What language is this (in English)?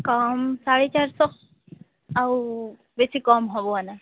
Odia